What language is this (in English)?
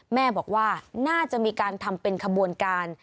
Thai